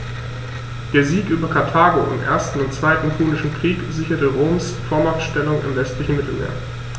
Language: German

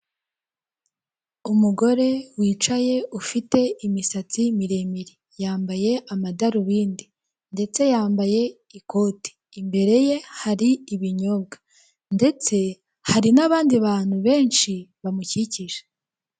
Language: Kinyarwanda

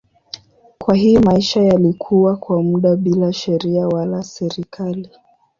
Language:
Swahili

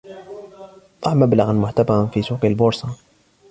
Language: Arabic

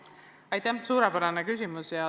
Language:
Estonian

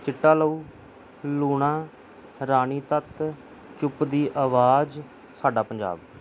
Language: Punjabi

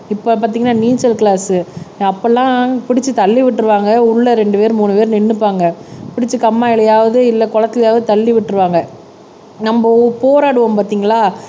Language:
Tamil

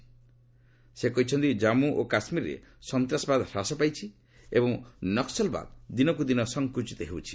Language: Odia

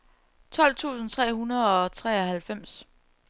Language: Danish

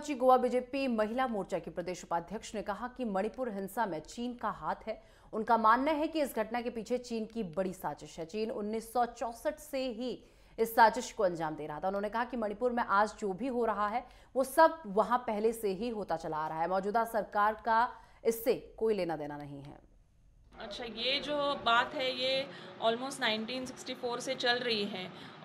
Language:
Hindi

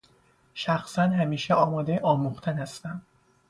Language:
Persian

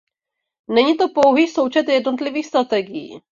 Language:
Czech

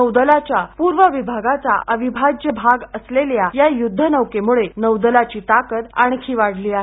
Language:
Marathi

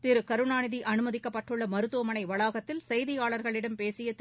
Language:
Tamil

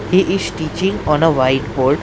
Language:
English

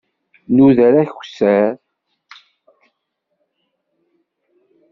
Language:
Kabyle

